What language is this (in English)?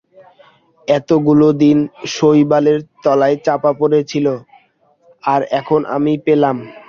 Bangla